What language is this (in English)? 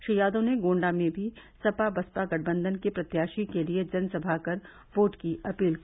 Hindi